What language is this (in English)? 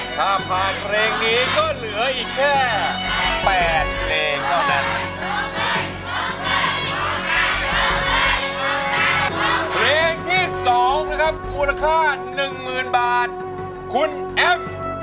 Thai